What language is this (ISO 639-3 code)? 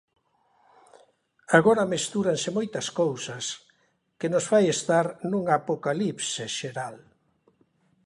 glg